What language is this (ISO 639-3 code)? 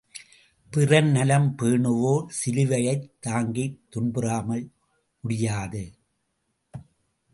tam